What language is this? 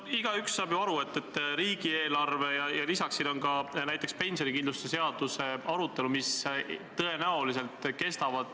Estonian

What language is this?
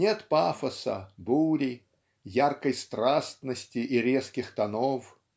Russian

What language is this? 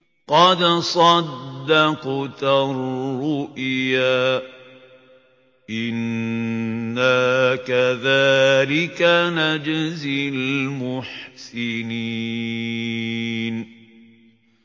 Arabic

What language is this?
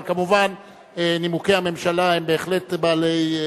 Hebrew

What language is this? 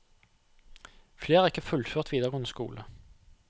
Norwegian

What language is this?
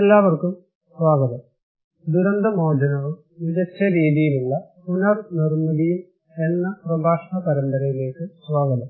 Malayalam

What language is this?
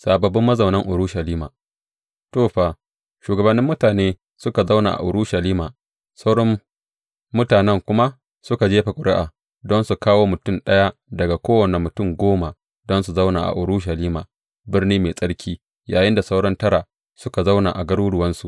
Hausa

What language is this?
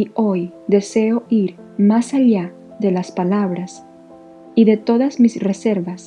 Spanish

